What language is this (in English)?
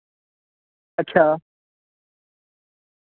Urdu